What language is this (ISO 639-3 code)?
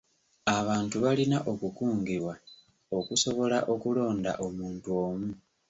lug